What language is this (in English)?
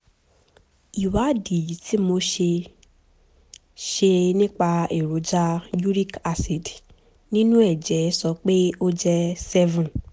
Yoruba